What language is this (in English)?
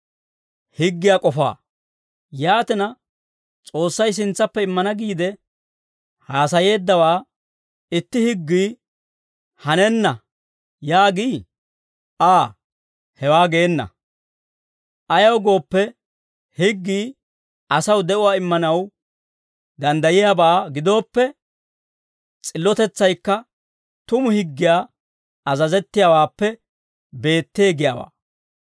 Dawro